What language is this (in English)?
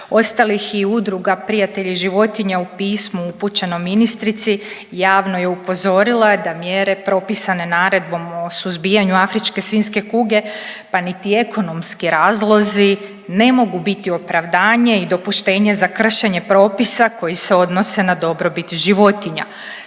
Croatian